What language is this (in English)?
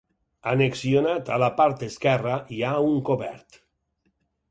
Catalan